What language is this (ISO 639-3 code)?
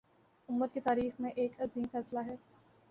urd